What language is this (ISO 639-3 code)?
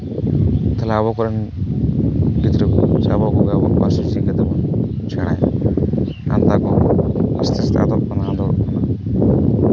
sat